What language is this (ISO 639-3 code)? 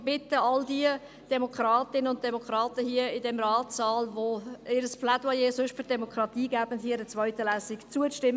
gsw